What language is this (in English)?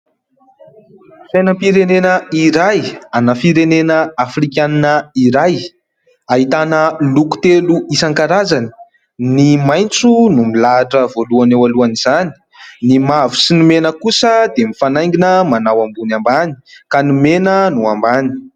Malagasy